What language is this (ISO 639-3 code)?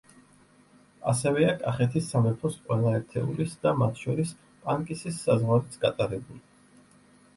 kat